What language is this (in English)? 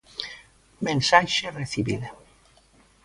Galician